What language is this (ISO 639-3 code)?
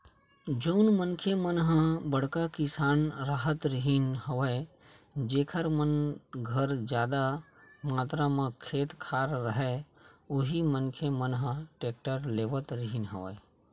hne